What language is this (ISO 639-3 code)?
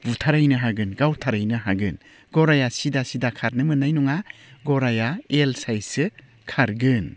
brx